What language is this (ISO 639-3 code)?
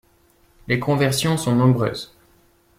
fra